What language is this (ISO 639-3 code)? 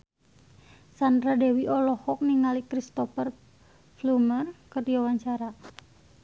sun